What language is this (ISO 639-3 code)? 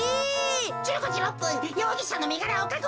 jpn